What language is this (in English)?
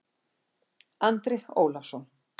Icelandic